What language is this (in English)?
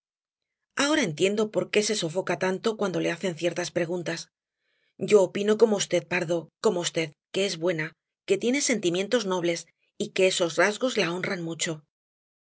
Spanish